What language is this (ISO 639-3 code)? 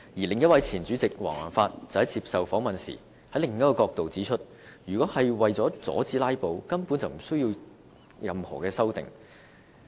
yue